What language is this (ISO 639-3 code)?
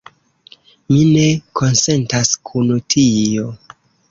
epo